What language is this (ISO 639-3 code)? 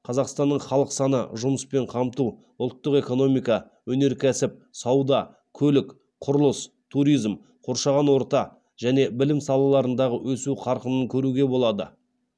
kaz